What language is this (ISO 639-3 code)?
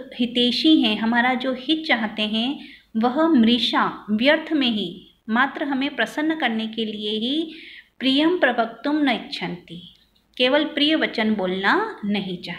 hin